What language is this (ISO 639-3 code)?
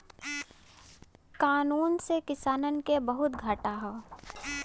bho